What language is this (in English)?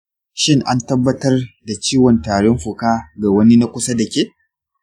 Hausa